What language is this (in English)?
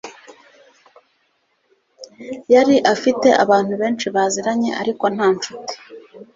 Kinyarwanda